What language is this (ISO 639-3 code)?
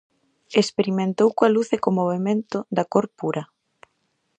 glg